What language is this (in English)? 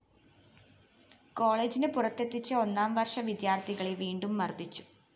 Malayalam